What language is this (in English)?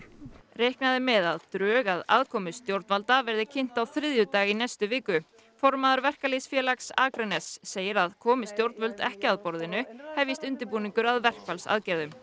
Icelandic